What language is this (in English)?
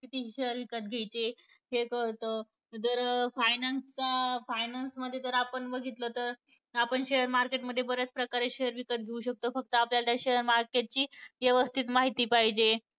Marathi